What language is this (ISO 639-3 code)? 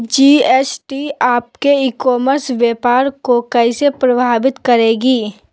mag